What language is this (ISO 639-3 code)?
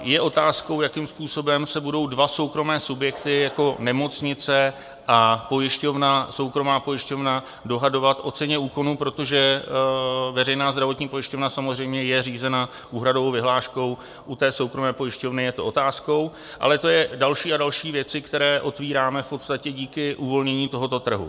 ces